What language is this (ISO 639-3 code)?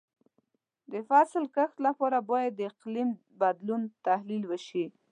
pus